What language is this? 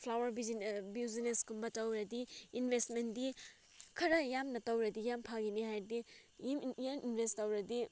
Manipuri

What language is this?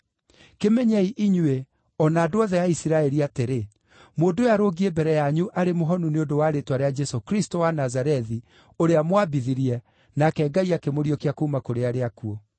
Kikuyu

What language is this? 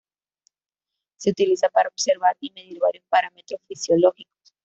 Spanish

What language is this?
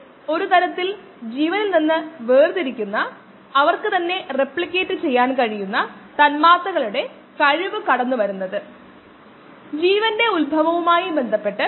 Malayalam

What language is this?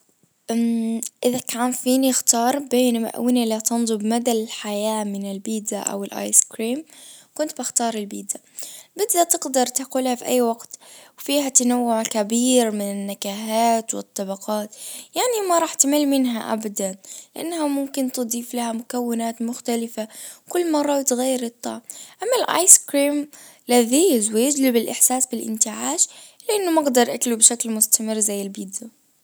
Najdi Arabic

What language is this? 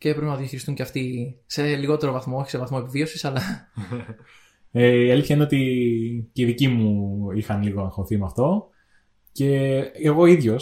Greek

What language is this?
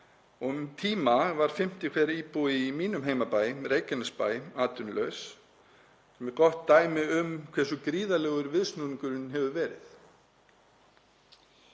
Icelandic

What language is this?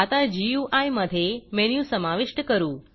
Marathi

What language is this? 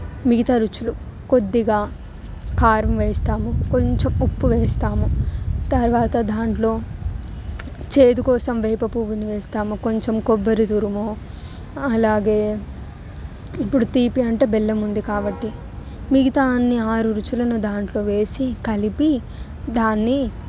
Telugu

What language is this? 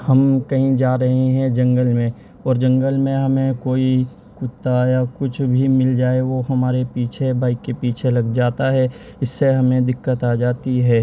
Urdu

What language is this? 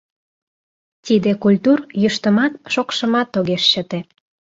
Mari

